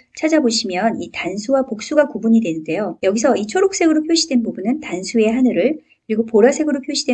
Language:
Korean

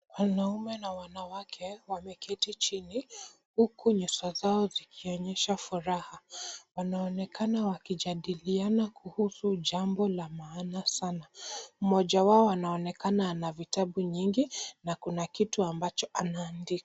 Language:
Swahili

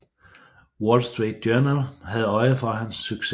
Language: Danish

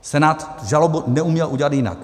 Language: Czech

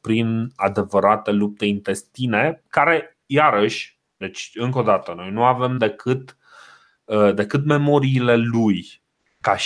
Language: Romanian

